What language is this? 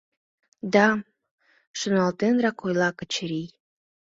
Mari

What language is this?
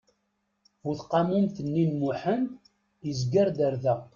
Kabyle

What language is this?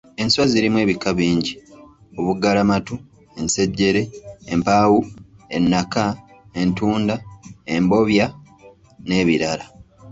Ganda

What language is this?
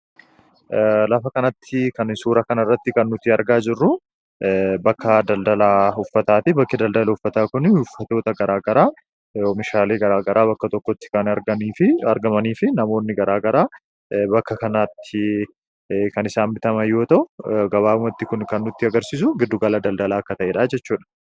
Oromo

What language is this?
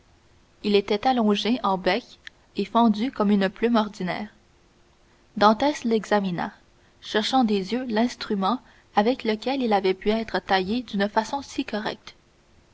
French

